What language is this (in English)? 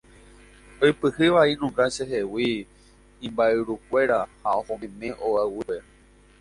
Guarani